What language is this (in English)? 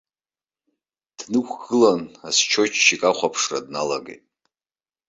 Abkhazian